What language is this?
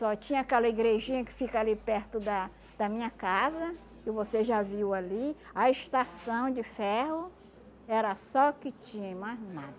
Portuguese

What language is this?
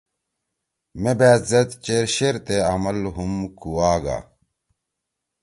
Torwali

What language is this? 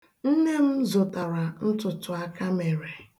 Igbo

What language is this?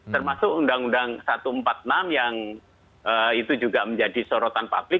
Indonesian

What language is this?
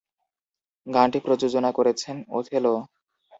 Bangla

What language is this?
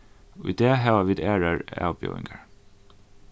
Faroese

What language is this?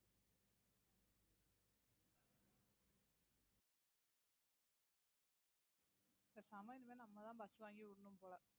Tamil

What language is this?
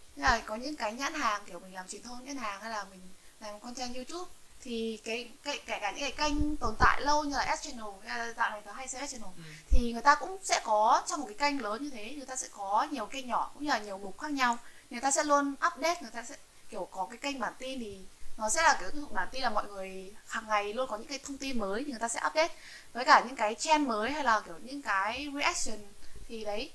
Vietnamese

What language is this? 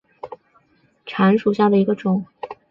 Chinese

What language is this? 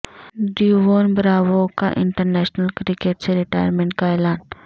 Urdu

